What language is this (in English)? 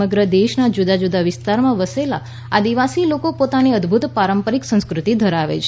Gujarati